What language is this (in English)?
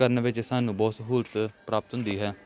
Punjabi